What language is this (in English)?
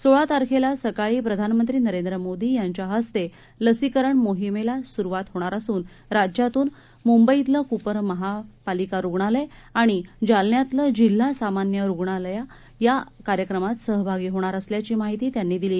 Marathi